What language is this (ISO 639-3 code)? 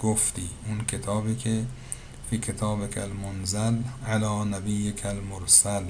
fas